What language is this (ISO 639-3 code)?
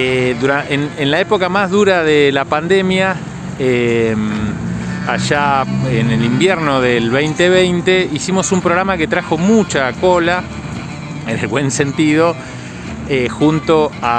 spa